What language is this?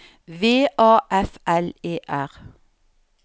Norwegian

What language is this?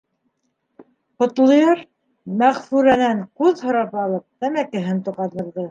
Bashkir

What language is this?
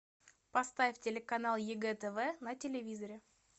Russian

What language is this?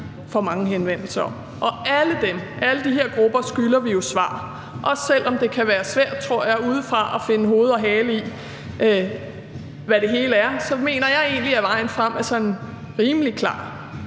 Danish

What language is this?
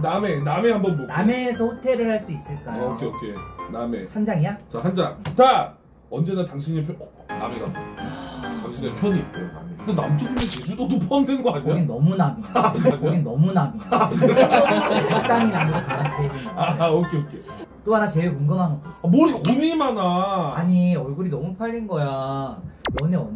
Korean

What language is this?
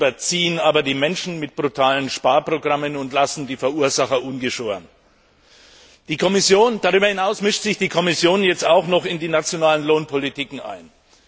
German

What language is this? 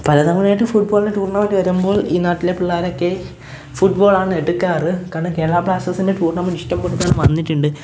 Malayalam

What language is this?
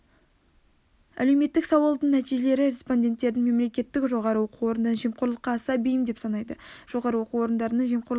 Kazakh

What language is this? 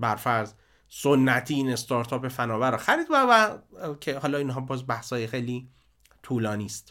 Persian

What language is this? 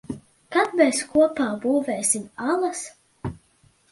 Latvian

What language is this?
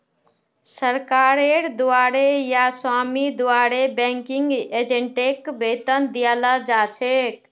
Magahi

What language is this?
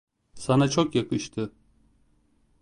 Turkish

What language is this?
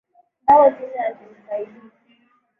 Swahili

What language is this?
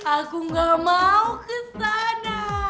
Indonesian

